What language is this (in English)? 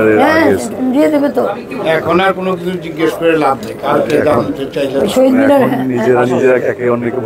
Romanian